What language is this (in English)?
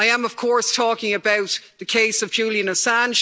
English